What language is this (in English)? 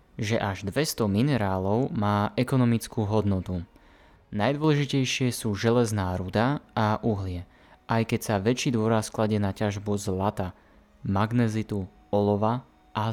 Slovak